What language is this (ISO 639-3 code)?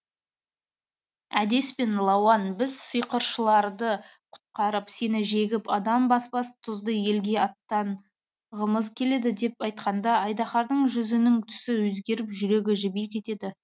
kaz